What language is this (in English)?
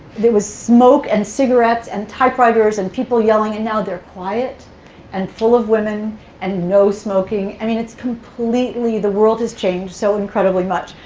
English